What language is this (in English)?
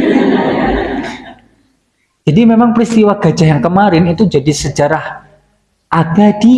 Indonesian